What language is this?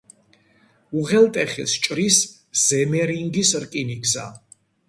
Georgian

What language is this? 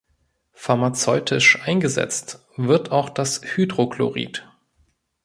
German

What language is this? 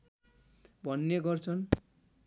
Nepali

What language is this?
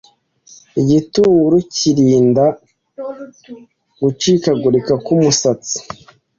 Kinyarwanda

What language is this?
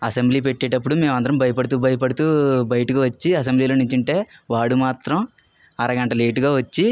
Telugu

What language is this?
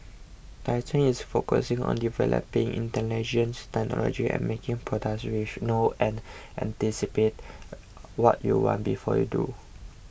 English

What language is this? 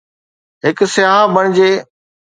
Sindhi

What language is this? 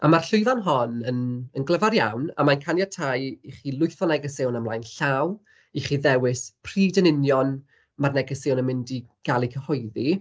Welsh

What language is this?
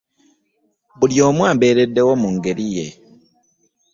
Ganda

